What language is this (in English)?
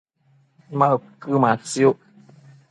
Matsés